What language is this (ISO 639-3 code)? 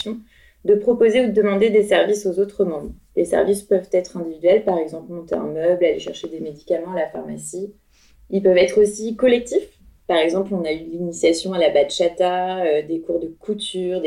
fra